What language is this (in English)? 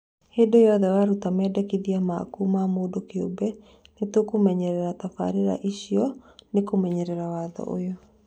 Kikuyu